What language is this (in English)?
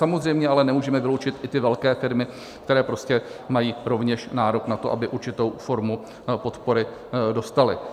Czech